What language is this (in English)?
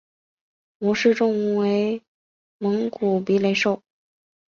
Chinese